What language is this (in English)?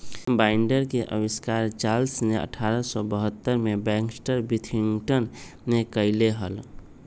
Magahi